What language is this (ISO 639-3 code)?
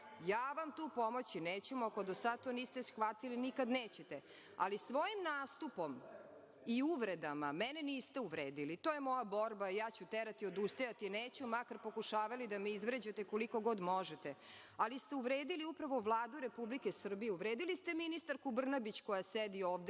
srp